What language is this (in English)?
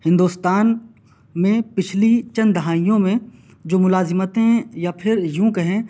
Urdu